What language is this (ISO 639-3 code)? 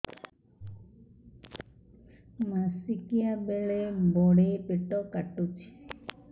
ori